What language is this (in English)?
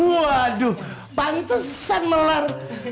Indonesian